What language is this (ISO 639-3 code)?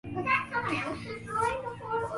swa